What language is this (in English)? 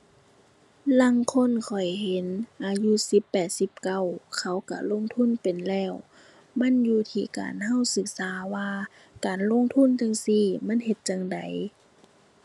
Thai